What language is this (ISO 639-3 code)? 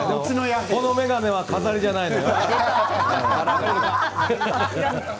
jpn